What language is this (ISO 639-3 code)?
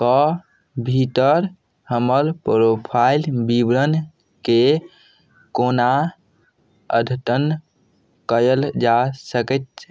mai